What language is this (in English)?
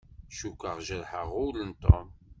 Kabyle